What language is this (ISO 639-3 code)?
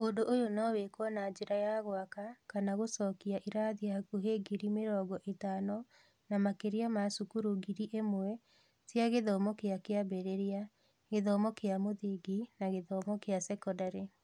kik